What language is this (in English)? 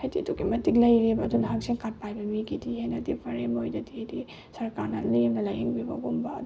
Manipuri